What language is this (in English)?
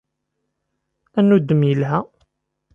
Kabyle